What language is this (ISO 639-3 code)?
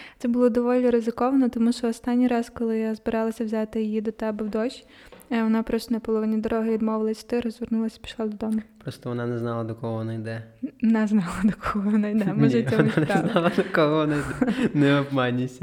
ukr